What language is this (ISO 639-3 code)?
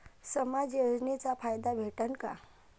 mar